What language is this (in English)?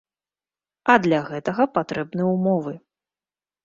Belarusian